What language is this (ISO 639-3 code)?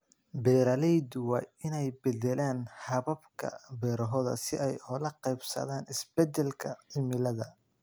som